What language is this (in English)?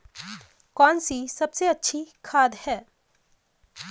Hindi